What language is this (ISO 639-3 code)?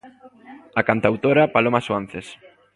glg